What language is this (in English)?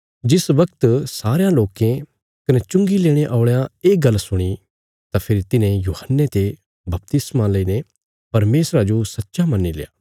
Bilaspuri